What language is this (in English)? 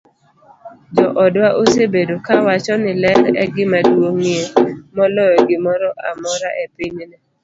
Luo (Kenya and Tanzania)